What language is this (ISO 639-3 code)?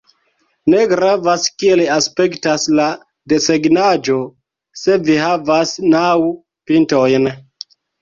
epo